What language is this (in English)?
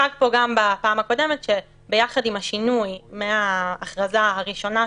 Hebrew